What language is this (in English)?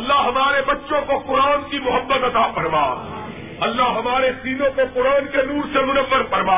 Urdu